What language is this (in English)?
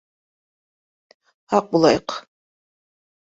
Bashkir